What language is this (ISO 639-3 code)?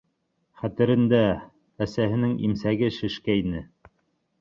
bak